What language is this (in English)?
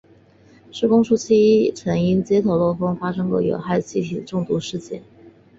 Chinese